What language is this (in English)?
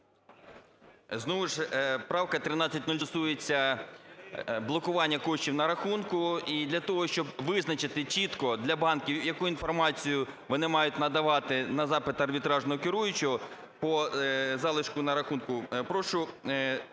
Ukrainian